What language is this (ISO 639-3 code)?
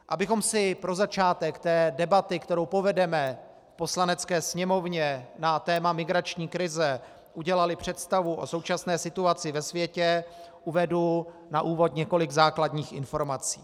ces